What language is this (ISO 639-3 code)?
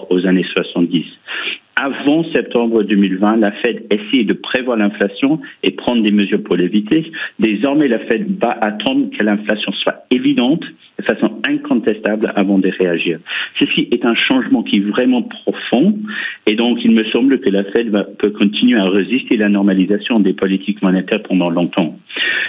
fra